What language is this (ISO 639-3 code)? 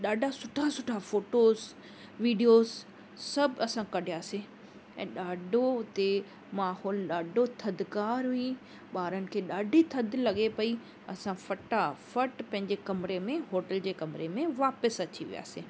snd